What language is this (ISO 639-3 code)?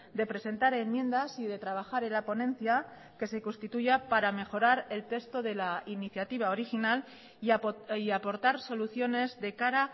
spa